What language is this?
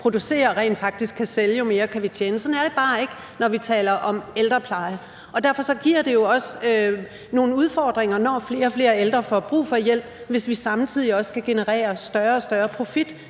Danish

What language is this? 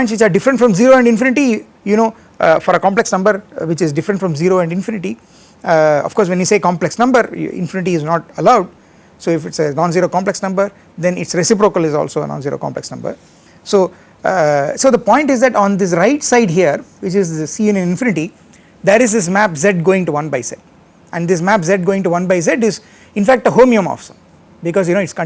English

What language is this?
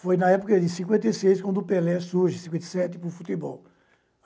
Portuguese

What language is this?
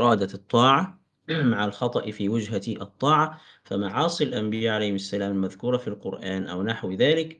Arabic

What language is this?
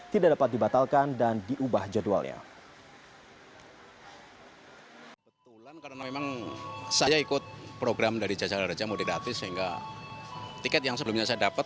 Indonesian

